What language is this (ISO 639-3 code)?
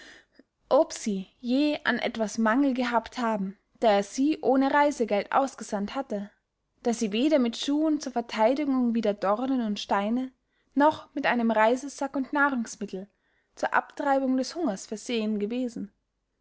deu